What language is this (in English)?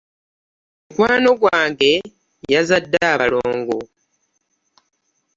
Ganda